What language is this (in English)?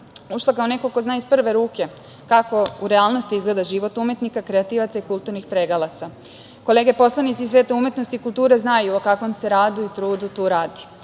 Serbian